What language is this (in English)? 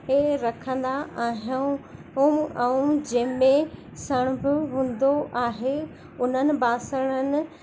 Sindhi